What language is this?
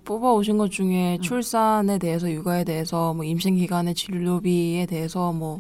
Korean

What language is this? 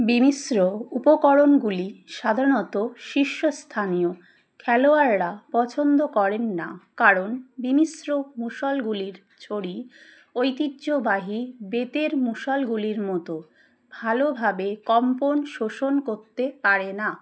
Bangla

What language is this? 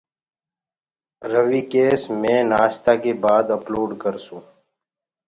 Gurgula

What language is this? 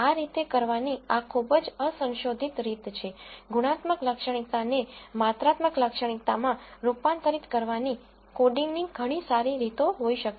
Gujarati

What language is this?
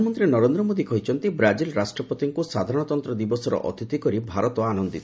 Odia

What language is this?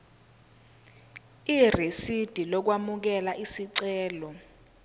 Zulu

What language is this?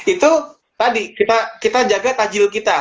Indonesian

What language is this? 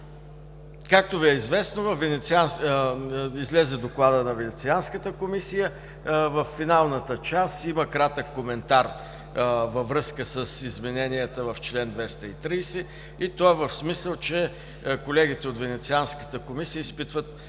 Bulgarian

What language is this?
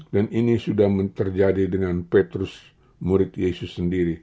Indonesian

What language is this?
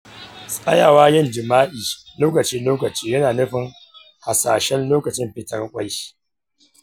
Hausa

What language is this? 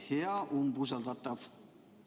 Estonian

